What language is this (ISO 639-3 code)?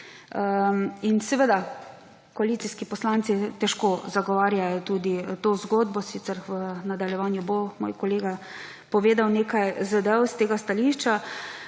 slv